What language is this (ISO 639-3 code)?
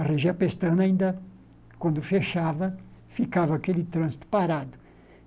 por